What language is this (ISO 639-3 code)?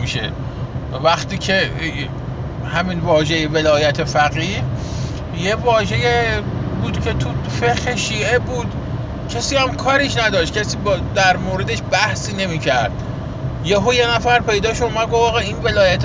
fas